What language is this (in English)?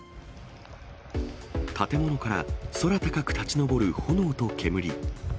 Japanese